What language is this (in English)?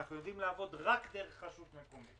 Hebrew